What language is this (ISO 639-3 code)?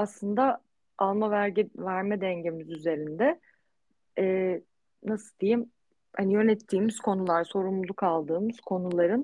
tur